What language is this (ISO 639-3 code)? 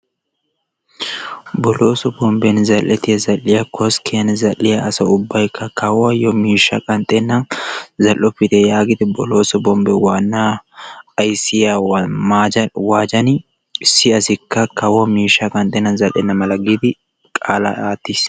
wal